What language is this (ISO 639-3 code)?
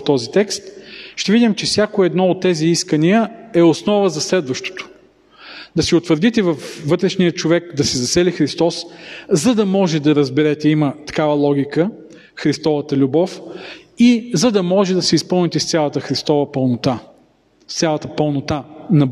bul